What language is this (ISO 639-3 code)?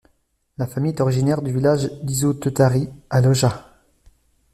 fra